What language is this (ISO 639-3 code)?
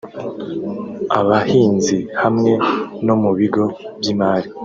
kin